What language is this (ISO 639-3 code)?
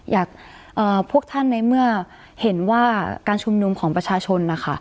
tha